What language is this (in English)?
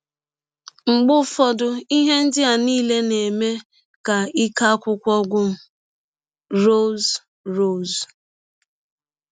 Igbo